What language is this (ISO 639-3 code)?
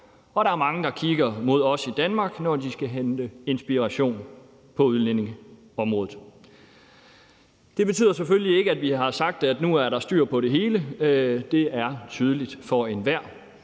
dan